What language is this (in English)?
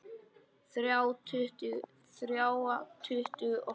Icelandic